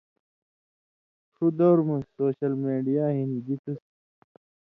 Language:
Indus Kohistani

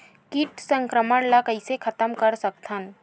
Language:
Chhattisgarhi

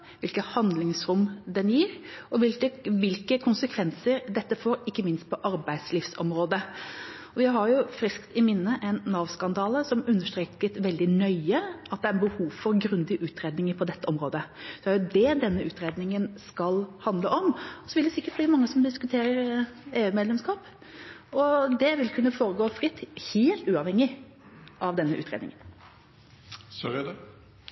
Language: Norwegian Bokmål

